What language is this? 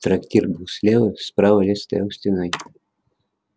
Russian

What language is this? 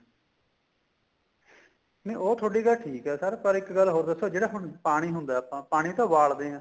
Punjabi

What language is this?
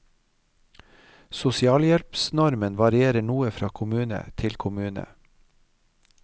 Norwegian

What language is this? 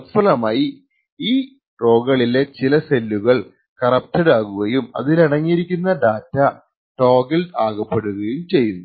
Malayalam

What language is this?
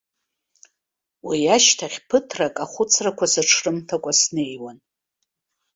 Abkhazian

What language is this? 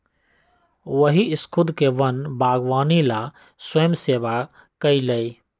Magahi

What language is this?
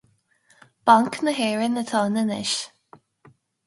Irish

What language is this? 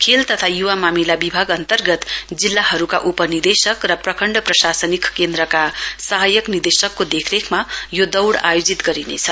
Nepali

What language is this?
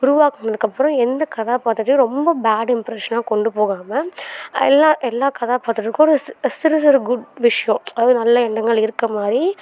Tamil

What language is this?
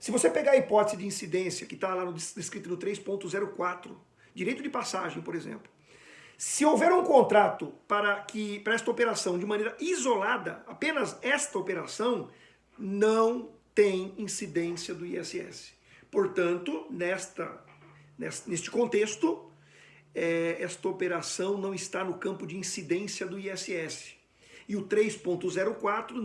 Portuguese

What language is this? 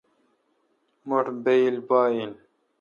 Kalkoti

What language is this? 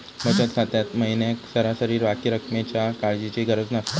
Marathi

